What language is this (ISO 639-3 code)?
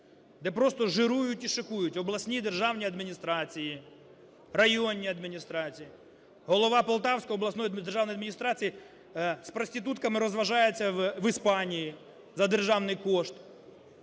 ukr